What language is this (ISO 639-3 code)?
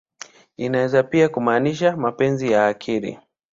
swa